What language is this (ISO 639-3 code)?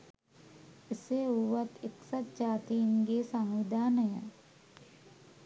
sin